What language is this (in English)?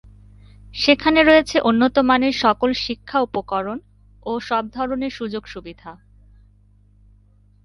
Bangla